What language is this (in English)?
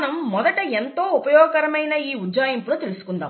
Telugu